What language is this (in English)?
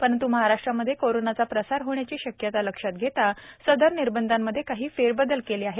Marathi